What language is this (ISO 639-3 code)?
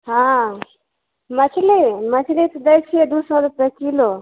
mai